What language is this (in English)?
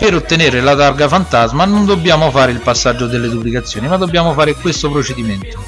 Italian